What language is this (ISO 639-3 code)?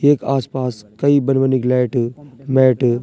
gbm